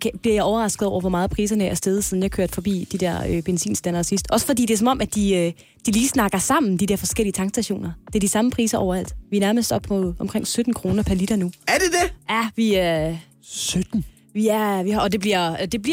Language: Danish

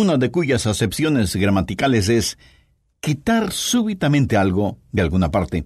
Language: Spanish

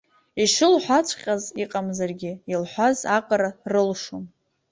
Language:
Abkhazian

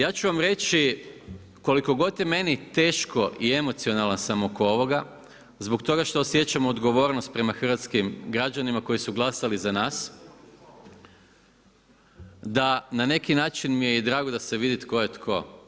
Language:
Croatian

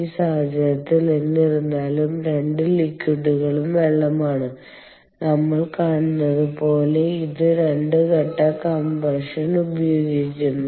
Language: Malayalam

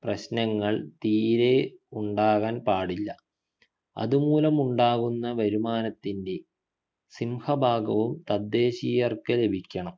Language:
Malayalam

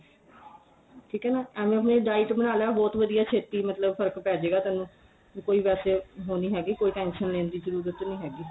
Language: Punjabi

